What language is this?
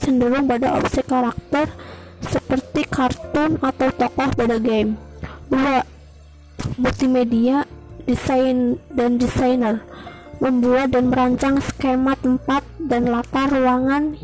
Indonesian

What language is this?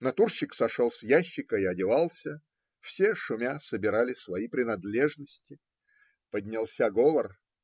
Russian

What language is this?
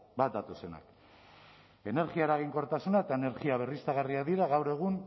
Basque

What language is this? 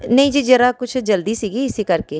Punjabi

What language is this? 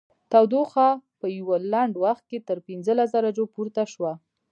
Pashto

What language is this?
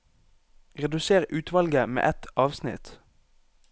Norwegian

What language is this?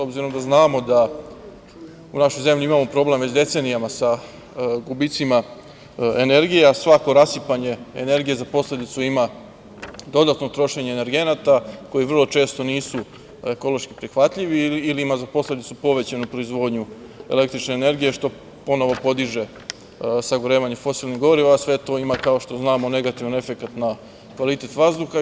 Serbian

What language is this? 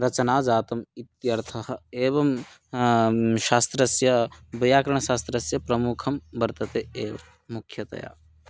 Sanskrit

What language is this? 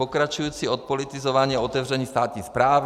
Czech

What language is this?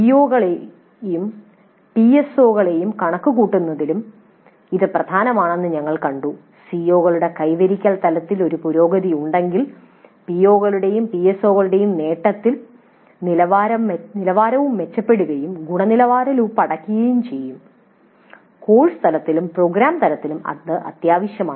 Malayalam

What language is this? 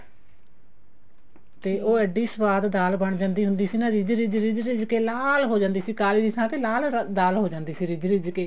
Punjabi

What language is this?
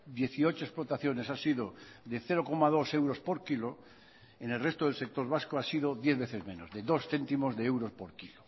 Spanish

